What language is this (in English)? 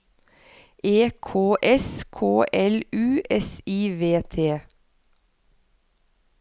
Norwegian